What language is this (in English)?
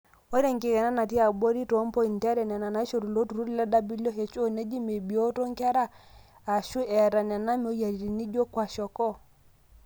Masai